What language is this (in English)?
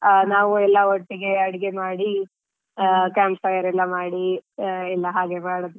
Kannada